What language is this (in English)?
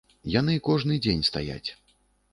Belarusian